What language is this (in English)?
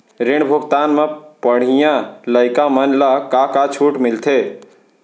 Chhattisgarhi